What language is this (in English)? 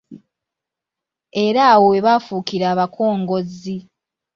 Ganda